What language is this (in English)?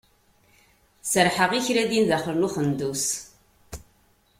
Kabyle